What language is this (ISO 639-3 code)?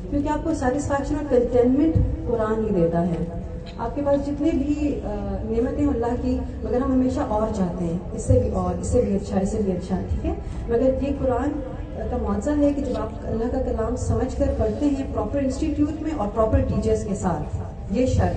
urd